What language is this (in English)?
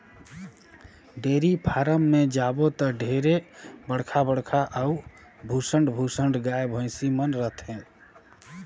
Chhattisgarhi